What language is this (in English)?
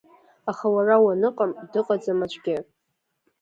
Abkhazian